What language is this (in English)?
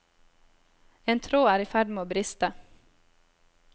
Norwegian